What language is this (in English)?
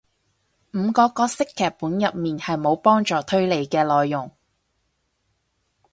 Cantonese